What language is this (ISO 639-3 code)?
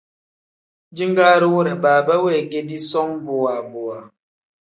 kdh